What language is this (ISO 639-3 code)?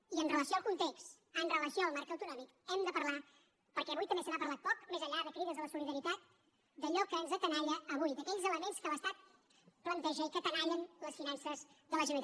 cat